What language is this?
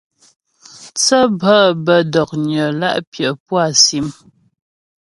Ghomala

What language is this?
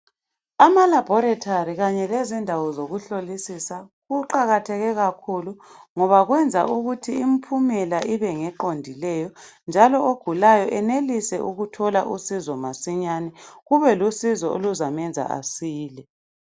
North Ndebele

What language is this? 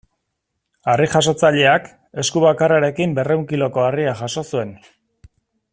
Basque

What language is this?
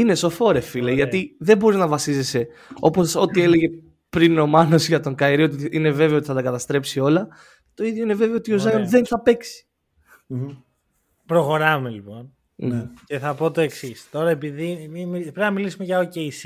Greek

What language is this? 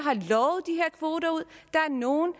Danish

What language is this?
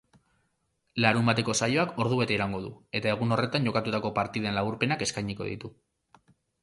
Basque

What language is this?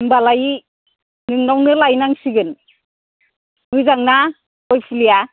Bodo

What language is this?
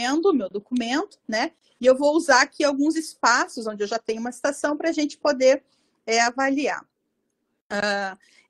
Portuguese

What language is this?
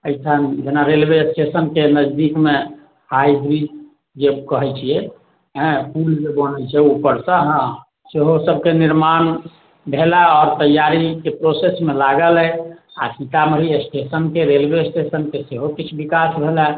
Maithili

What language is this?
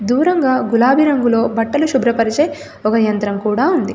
Telugu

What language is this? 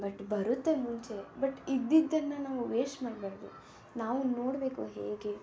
Kannada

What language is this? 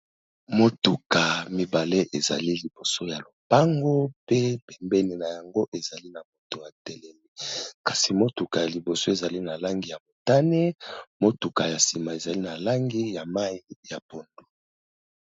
Lingala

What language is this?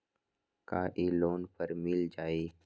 Magahi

